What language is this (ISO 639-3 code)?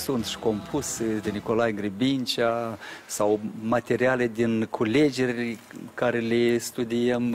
ron